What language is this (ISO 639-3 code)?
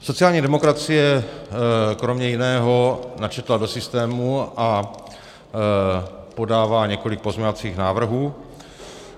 ces